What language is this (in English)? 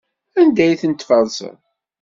Kabyle